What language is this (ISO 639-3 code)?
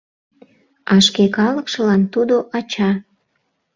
chm